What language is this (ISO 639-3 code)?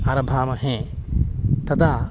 san